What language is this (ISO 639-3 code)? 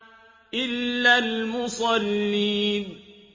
ara